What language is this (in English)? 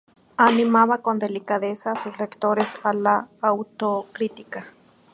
Spanish